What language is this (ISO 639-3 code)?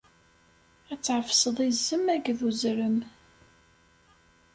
kab